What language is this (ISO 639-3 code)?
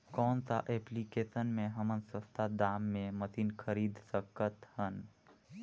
hne